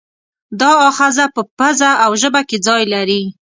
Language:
Pashto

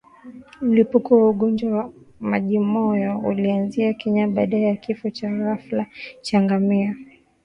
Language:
Swahili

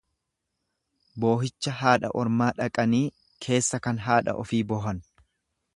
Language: Oromo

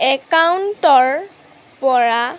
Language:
Assamese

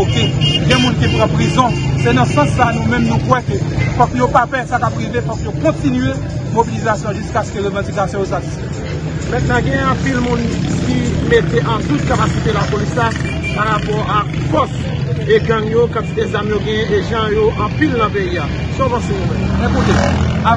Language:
French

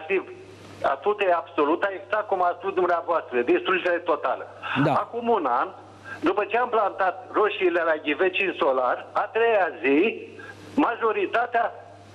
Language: Romanian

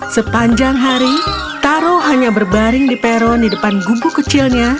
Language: Indonesian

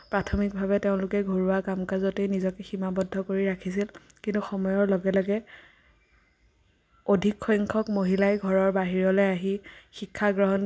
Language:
Assamese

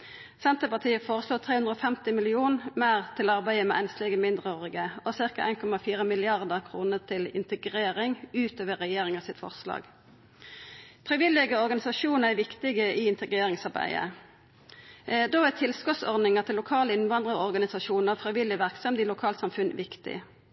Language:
Norwegian Nynorsk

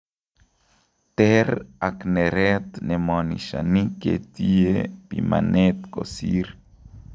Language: Kalenjin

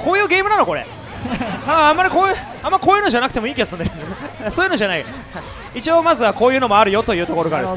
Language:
Japanese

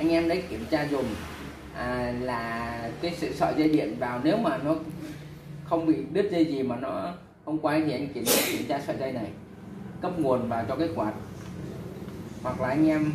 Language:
Vietnamese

